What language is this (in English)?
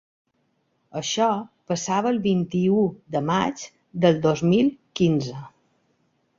Catalan